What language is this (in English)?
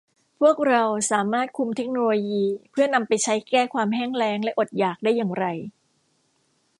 Thai